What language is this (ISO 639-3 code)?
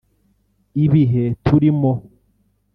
kin